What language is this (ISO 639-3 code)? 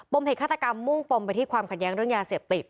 tha